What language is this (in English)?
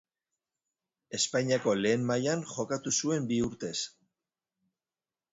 Basque